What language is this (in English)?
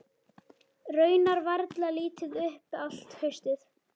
Icelandic